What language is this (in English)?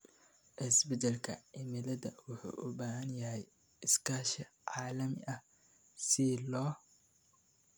Somali